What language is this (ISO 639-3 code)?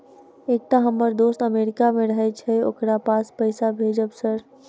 mai